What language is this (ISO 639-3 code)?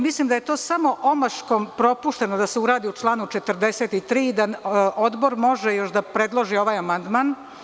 srp